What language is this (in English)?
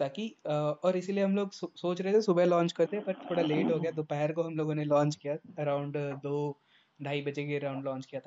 Hindi